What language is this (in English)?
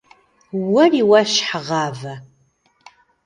Kabardian